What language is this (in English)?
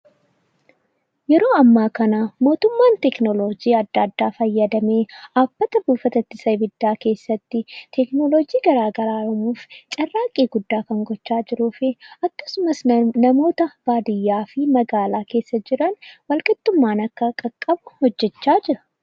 Oromo